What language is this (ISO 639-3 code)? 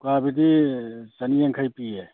mni